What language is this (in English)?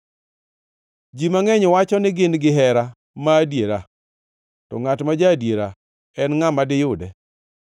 Luo (Kenya and Tanzania)